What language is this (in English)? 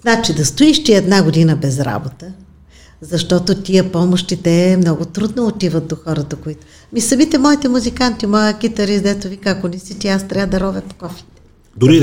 Bulgarian